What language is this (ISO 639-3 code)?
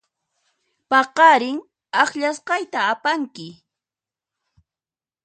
qxp